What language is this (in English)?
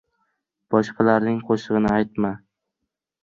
Uzbek